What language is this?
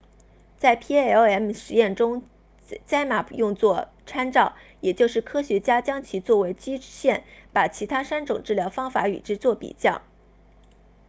Chinese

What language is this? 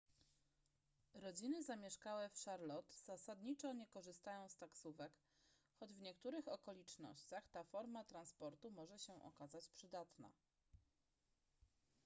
Polish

